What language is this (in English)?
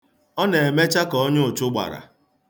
Igbo